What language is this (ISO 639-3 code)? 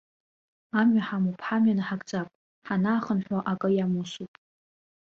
abk